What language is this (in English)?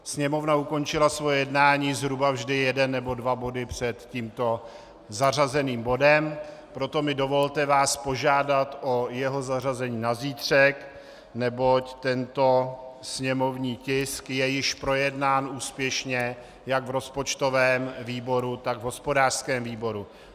Czech